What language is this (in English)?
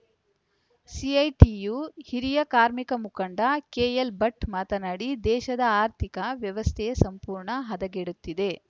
Kannada